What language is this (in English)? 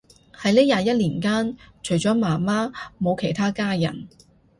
Cantonese